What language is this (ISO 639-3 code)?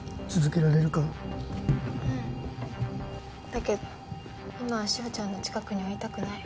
jpn